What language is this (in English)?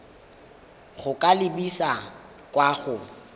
Tswana